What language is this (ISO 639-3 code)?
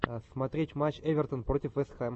rus